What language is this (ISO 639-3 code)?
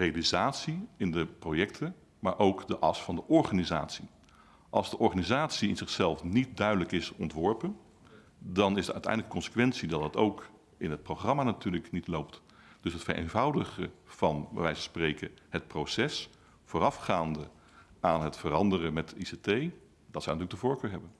nld